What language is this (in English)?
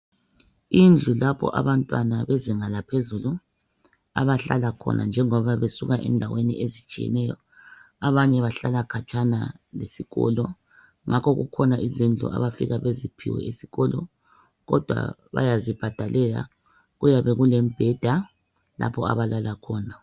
North Ndebele